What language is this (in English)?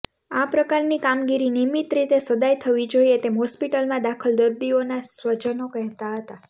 Gujarati